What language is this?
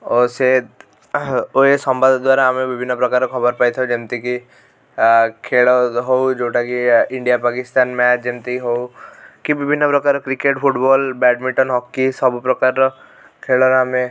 Odia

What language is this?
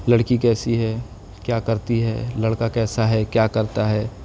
Urdu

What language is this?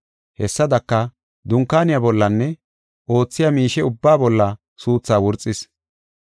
Gofa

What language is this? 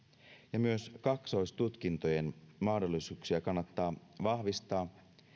Finnish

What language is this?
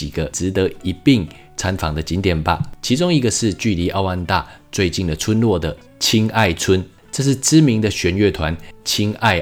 Chinese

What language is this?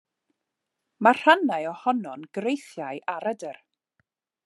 Welsh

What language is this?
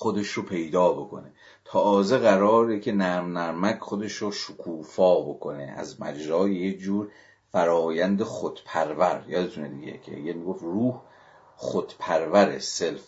Persian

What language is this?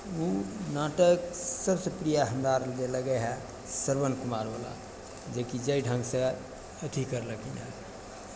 Maithili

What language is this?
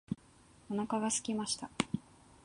Japanese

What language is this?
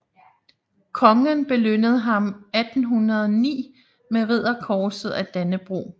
Danish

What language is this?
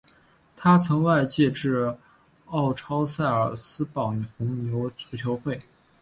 Chinese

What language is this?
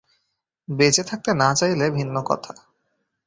Bangla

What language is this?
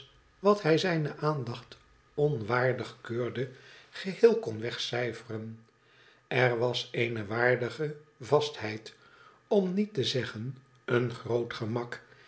Dutch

